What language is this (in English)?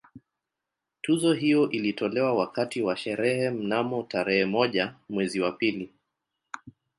Swahili